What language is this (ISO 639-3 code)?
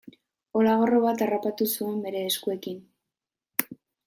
eus